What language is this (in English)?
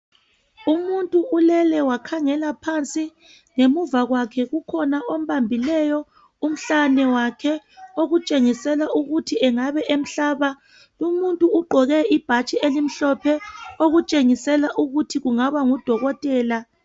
North Ndebele